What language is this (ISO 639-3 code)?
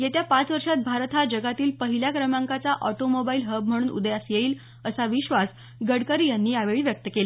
mar